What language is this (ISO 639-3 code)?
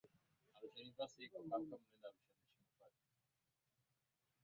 swa